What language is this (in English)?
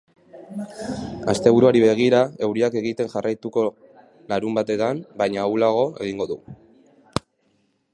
Basque